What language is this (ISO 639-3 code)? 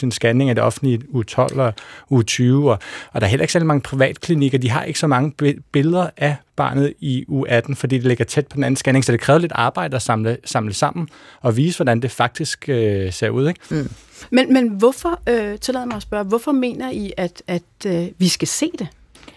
dan